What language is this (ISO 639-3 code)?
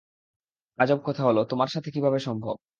ben